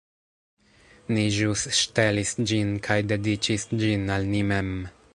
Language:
Esperanto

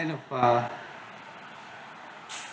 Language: English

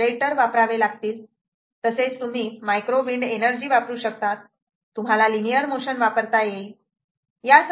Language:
Marathi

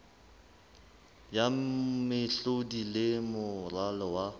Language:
Southern Sotho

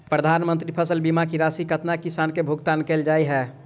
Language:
Maithili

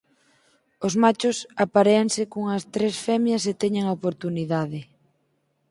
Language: Galician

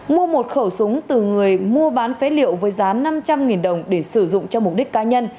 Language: Vietnamese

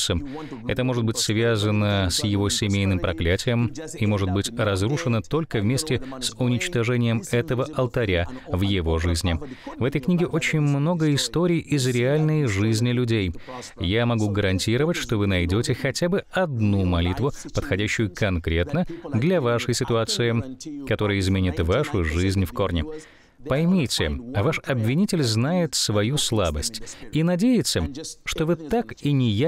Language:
Russian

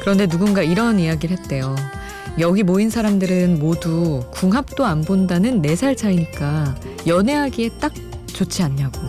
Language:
Korean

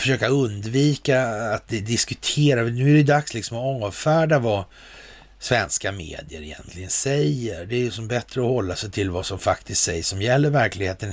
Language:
Swedish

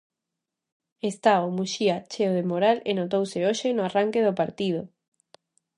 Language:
Galician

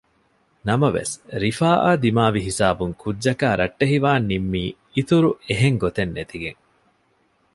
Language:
Divehi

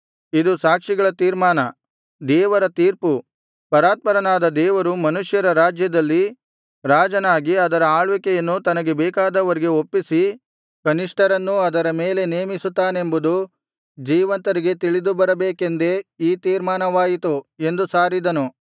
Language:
Kannada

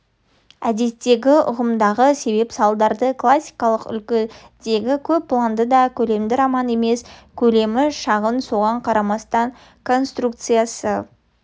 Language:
Kazakh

